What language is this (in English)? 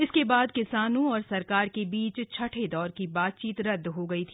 Hindi